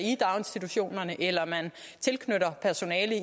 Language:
Danish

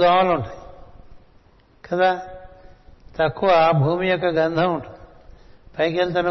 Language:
Telugu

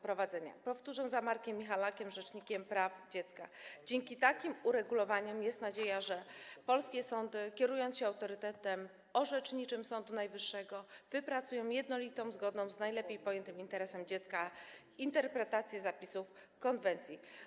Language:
Polish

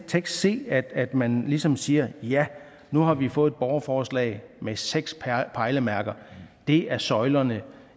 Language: Danish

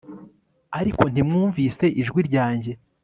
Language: Kinyarwanda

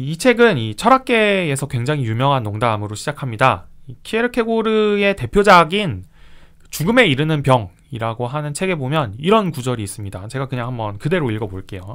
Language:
Korean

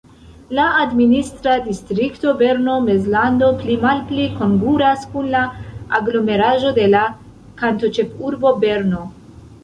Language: Esperanto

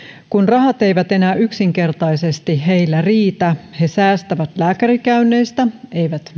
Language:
Finnish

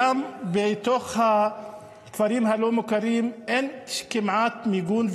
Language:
Hebrew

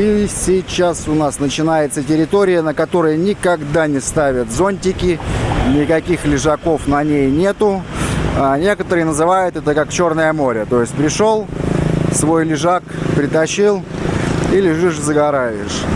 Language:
Russian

